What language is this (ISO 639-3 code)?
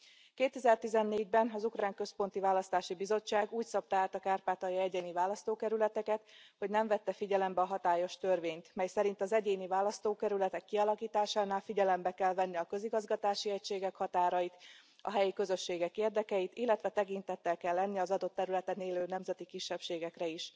hun